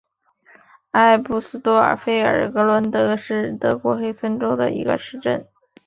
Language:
Chinese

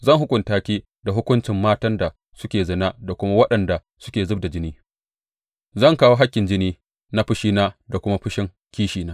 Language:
Hausa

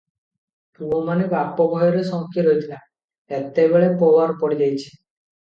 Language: Odia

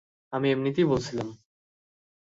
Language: Bangla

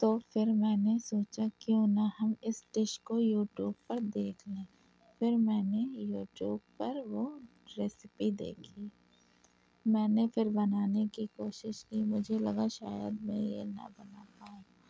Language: Urdu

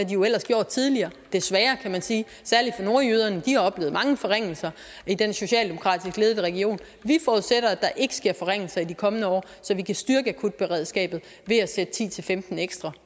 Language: Danish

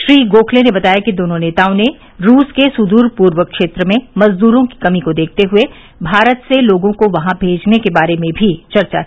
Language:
Hindi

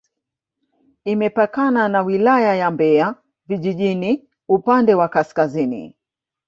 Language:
Swahili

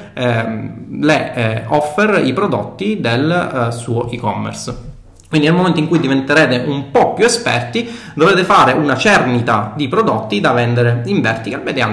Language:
Italian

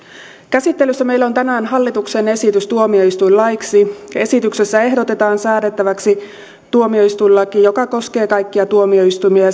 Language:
Finnish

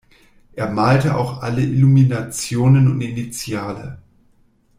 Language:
German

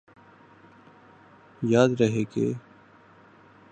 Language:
Urdu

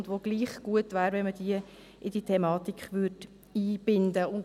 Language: Swiss German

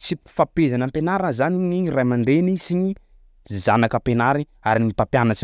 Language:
Sakalava Malagasy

